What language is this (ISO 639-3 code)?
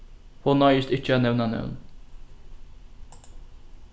fao